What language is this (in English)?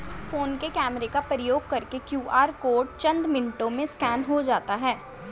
Hindi